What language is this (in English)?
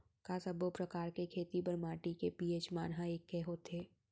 Chhattisgarhi